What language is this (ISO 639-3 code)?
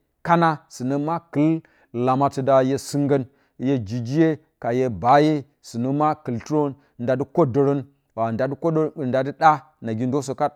bcy